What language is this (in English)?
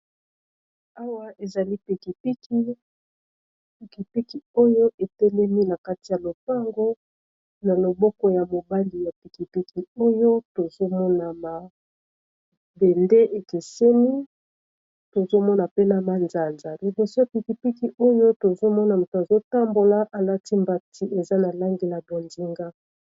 Lingala